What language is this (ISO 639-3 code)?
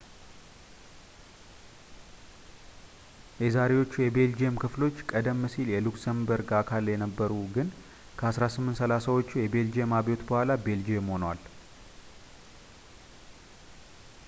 amh